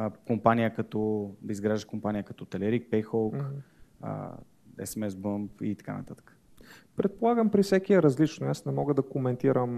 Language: Bulgarian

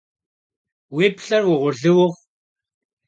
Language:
Kabardian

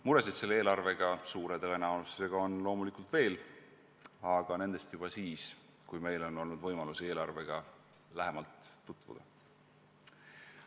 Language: Estonian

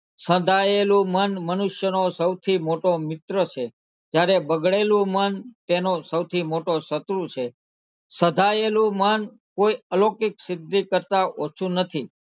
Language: Gujarati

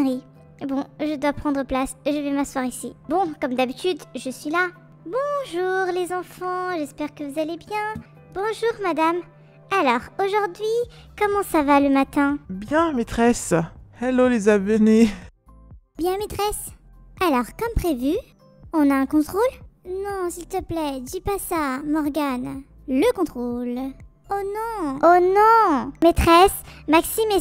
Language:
French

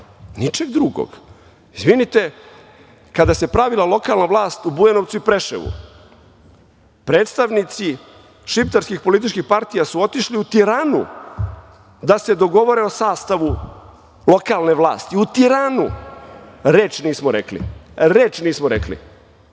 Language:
Serbian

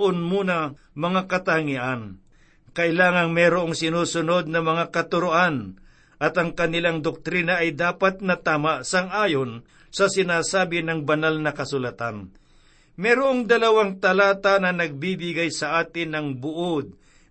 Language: Filipino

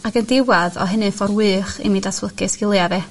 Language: Welsh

